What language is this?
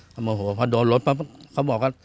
Thai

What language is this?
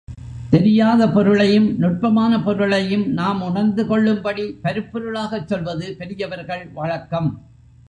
Tamil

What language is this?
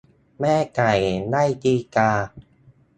Thai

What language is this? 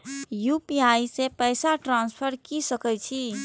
Maithili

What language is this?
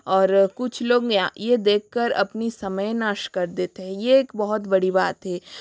Hindi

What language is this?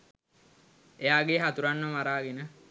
Sinhala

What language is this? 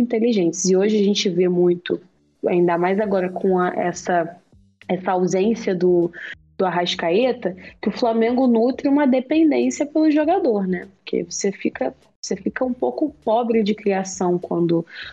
Portuguese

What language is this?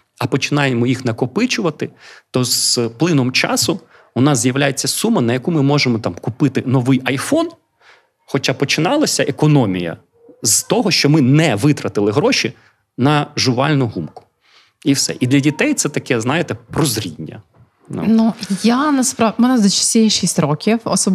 Ukrainian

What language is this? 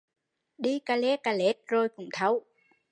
Vietnamese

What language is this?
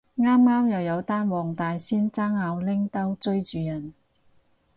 Cantonese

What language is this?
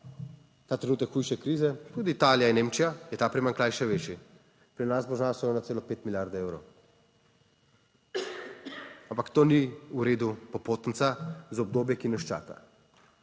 Slovenian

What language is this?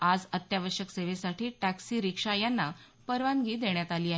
Marathi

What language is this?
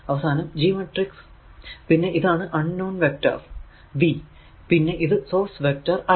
Malayalam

